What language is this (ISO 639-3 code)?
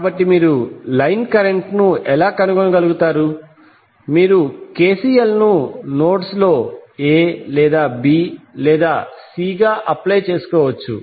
tel